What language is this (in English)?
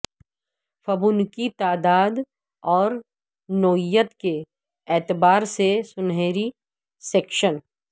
Urdu